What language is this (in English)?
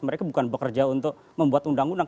Indonesian